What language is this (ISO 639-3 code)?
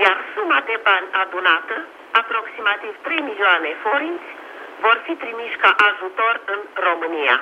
ron